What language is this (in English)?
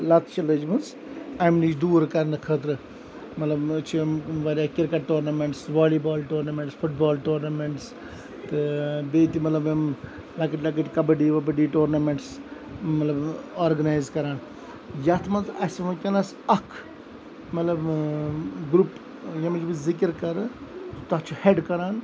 Kashmiri